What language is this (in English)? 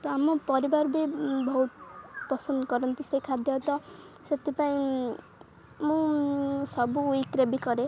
Odia